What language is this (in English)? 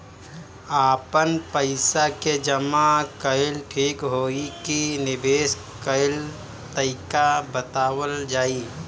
Bhojpuri